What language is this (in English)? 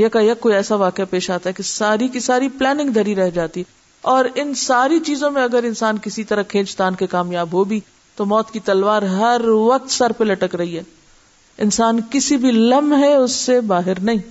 Urdu